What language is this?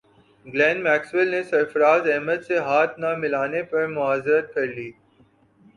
Urdu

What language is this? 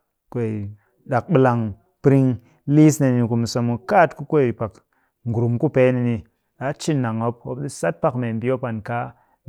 Cakfem-Mushere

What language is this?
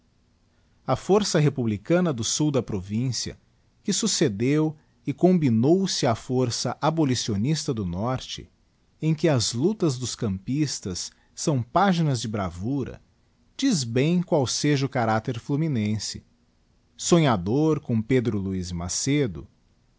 Portuguese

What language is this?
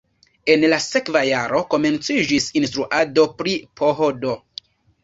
Esperanto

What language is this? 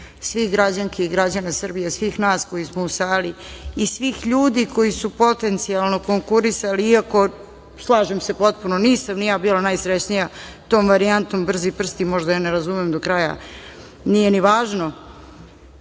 Serbian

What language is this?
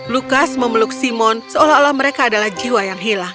Indonesian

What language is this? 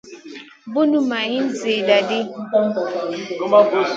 Masana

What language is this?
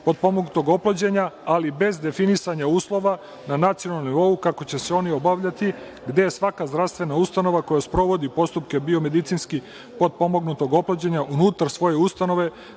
Serbian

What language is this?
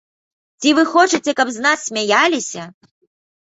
Belarusian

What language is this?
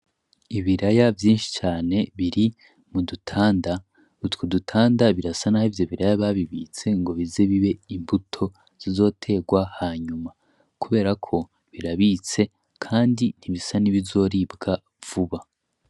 Rundi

